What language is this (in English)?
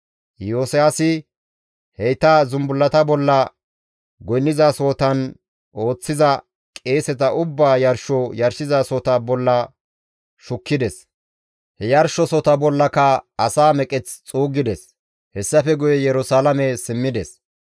Gamo